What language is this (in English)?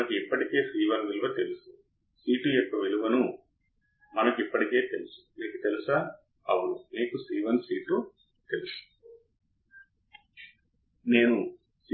Telugu